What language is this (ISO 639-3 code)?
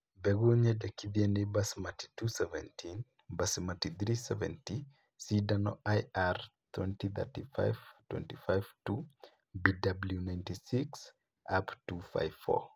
kik